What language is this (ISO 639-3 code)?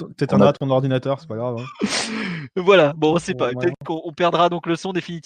fra